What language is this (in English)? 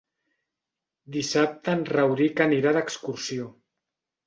Catalan